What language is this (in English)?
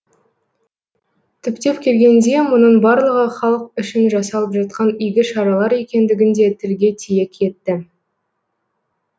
Kazakh